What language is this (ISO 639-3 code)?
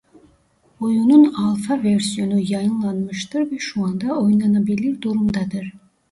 tur